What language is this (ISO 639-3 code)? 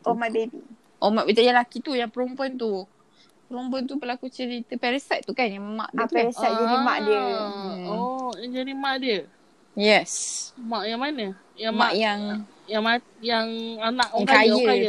msa